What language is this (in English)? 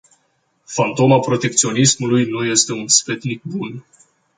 Romanian